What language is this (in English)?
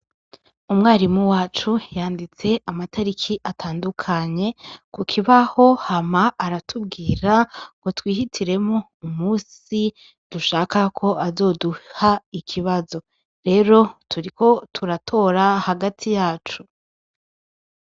Rundi